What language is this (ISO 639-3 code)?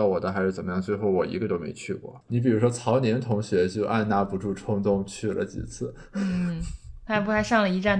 zho